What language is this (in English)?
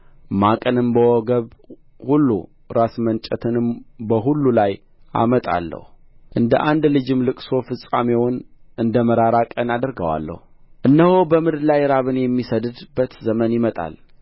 Amharic